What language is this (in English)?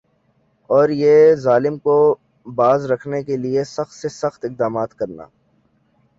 Urdu